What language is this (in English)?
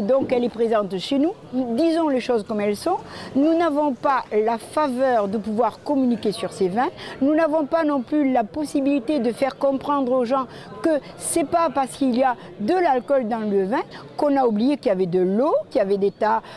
French